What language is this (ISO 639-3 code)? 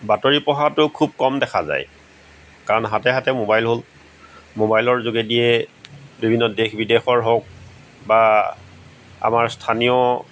asm